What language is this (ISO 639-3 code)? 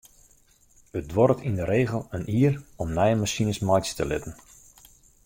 fry